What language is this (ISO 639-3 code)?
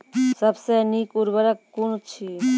mai